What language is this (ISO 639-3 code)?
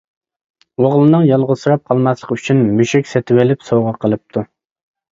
uig